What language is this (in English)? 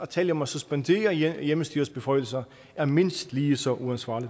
Danish